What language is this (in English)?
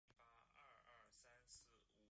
Chinese